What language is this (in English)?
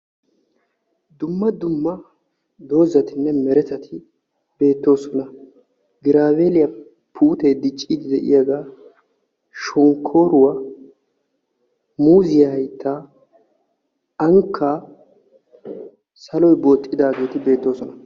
Wolaytta